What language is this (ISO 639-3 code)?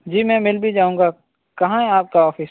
urd